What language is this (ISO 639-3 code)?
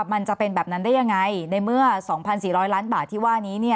tha